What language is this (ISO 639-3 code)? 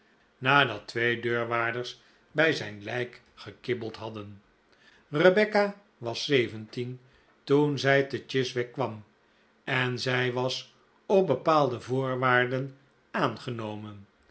nld